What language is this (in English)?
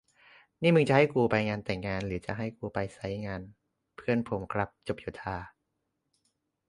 Thai